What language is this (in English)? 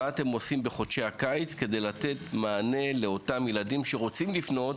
Hebrew